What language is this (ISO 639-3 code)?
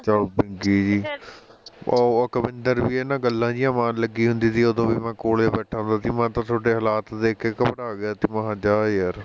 pan